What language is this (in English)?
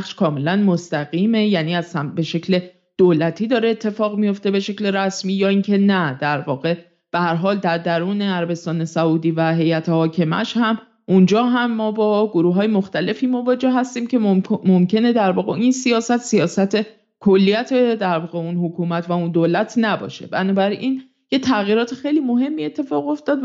Persian